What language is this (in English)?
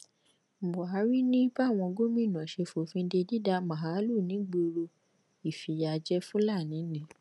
Yoruba